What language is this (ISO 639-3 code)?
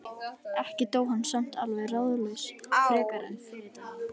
isl